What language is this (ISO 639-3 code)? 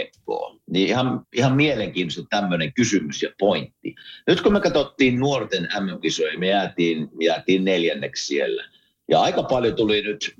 fin